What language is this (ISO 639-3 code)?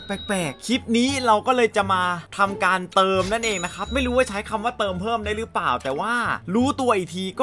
tha